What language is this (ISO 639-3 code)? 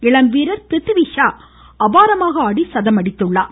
tam